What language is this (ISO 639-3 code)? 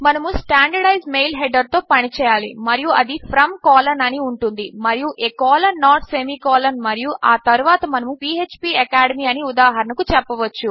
tel